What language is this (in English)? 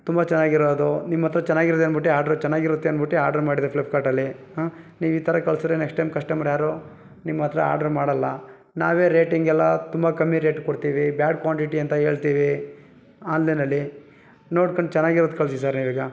Kannada